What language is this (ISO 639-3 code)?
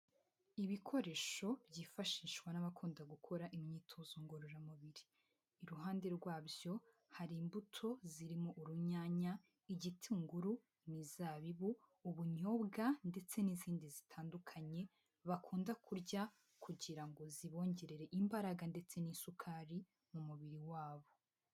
kin